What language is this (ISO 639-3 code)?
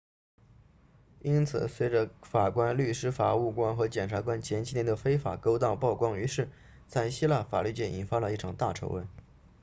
zho